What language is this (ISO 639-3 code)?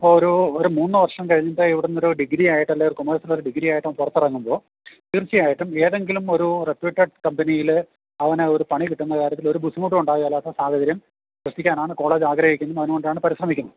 mal